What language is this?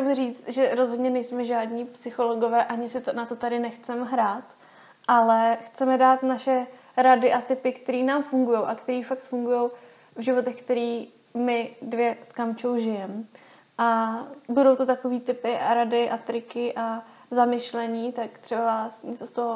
Czech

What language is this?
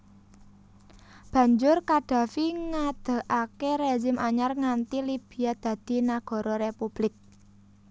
Javanese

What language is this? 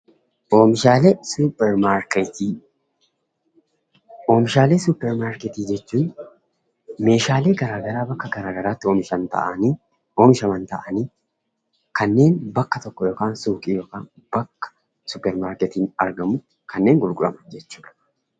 Oromo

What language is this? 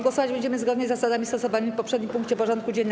Polish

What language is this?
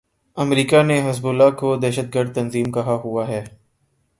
Urdu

